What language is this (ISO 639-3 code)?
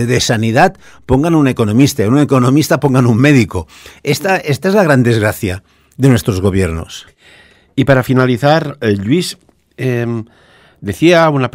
spa